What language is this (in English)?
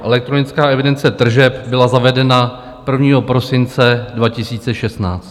Czech